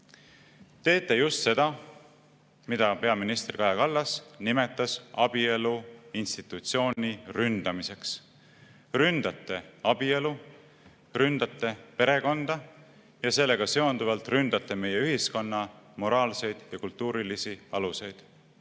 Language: Estonian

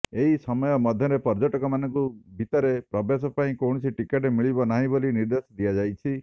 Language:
Odia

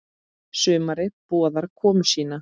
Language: Icelandic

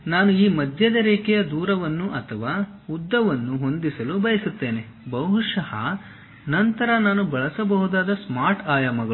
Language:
Kannada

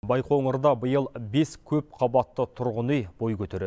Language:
Kazakh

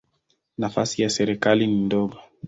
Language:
Swahili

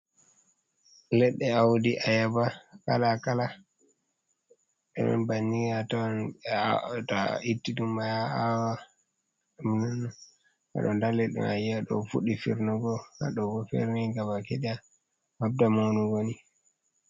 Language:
Fula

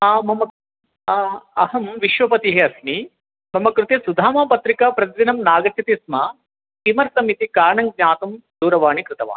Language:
Sanskrit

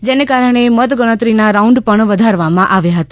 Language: Gujarati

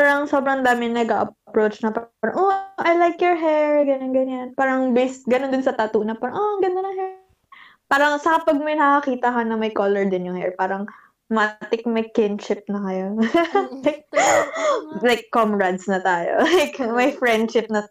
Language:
Filipino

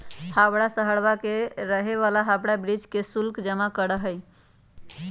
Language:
Magahi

